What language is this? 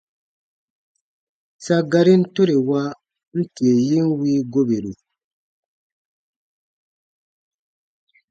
Baatonum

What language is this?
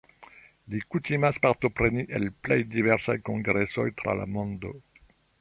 Esperanto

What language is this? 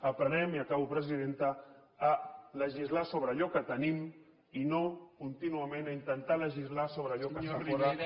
Catalan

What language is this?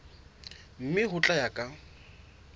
Southern Sotho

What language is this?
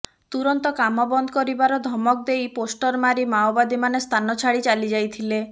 Odia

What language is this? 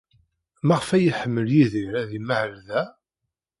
Kabyle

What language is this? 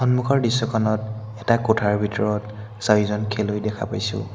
Assamese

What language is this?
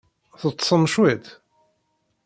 Kabyle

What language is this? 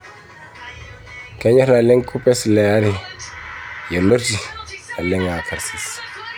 Masai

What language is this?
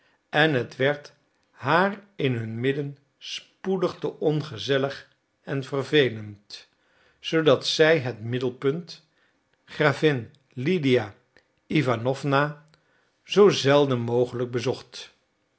Dutch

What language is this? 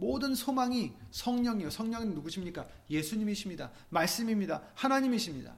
Korean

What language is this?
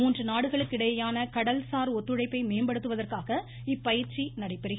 Tamil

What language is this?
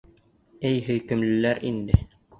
Bashkir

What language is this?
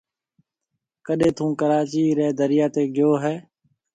Marwari (Pakistan)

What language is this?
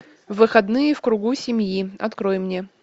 Russian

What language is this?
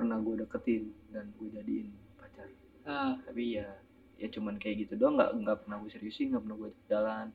Indonesian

